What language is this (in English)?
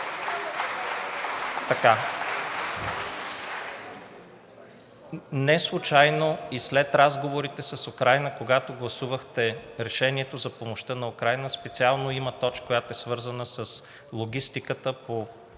Bulgarian